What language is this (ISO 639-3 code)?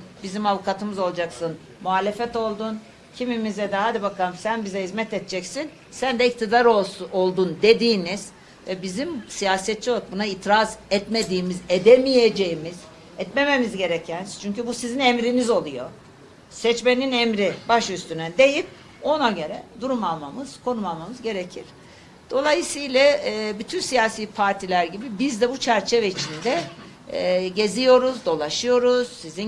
tur